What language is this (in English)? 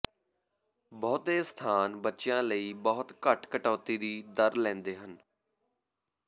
Punjabi